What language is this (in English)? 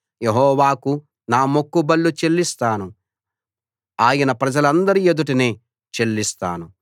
Telugu